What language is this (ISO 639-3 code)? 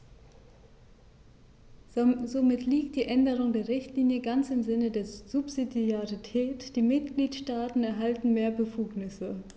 deu